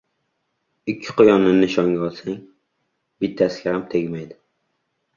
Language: Uzbek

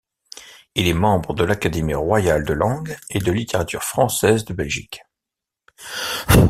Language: French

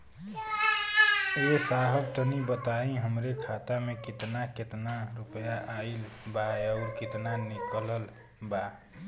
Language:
Bhojpuri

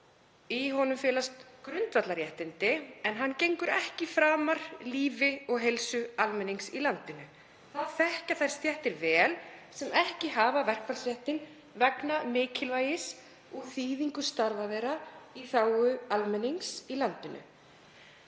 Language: Icelandic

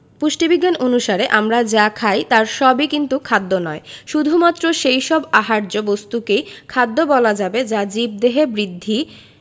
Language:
Bangla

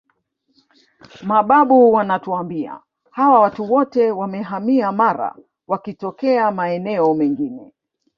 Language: Swahili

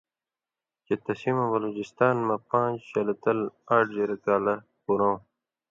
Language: Indus Kohistani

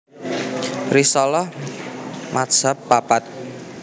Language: Javanese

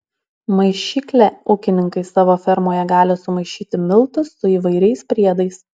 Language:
Lithuanian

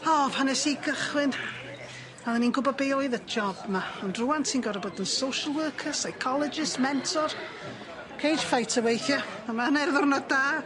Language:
Welsh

